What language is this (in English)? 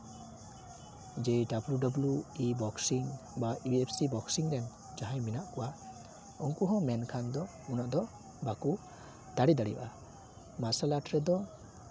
Santali